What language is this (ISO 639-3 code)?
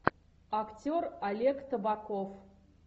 rus